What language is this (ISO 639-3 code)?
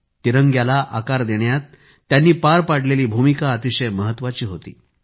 mar